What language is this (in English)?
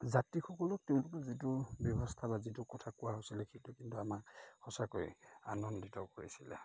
Assamese